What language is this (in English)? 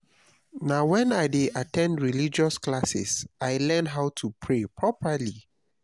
Nigerian Pidgin